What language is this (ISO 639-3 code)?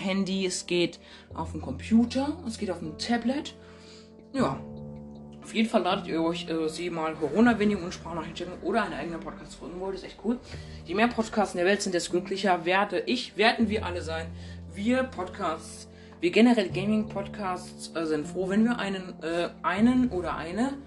deu